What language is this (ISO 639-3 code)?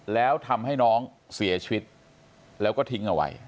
tha